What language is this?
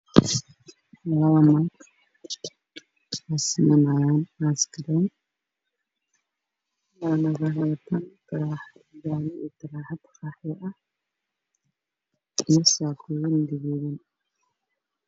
Somali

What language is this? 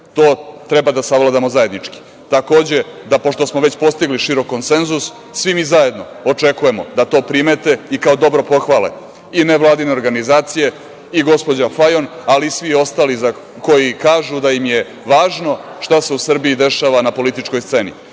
Serbian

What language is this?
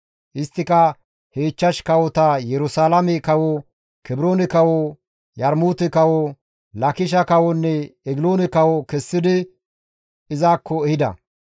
Gamo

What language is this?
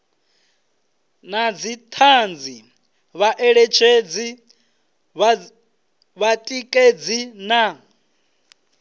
Venda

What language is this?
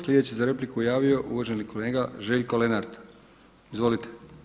Croatian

